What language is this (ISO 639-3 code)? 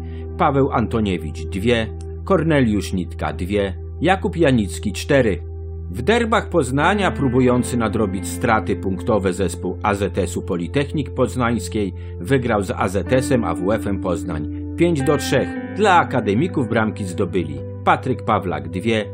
pol